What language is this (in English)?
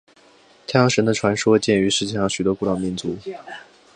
Chinese